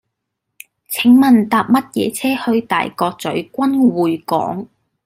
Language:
Cantonese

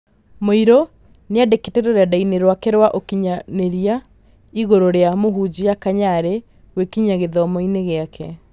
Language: Kikuyu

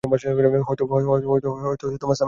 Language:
Bangla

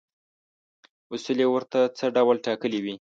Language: Pashto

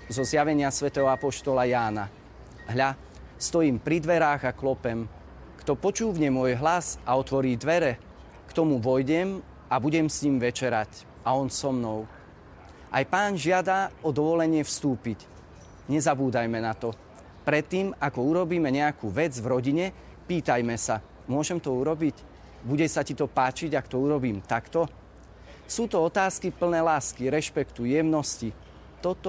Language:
Slovak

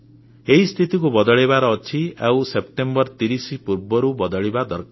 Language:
Odia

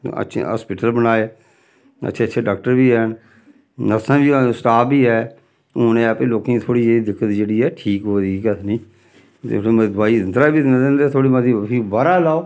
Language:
Dogri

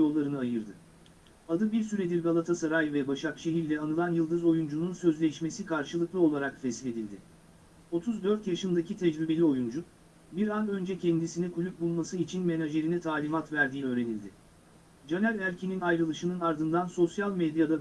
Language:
Turkish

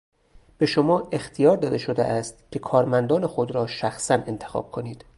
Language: Persian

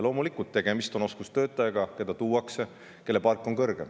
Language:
Estonian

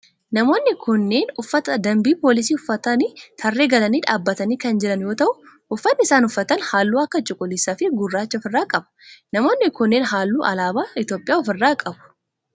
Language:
Oromo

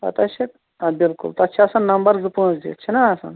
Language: Kashmiri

